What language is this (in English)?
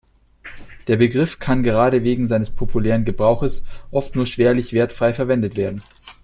German